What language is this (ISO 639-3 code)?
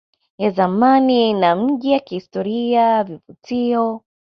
swa